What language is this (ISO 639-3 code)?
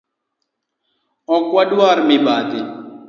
luo